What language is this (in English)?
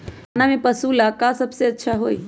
Magahi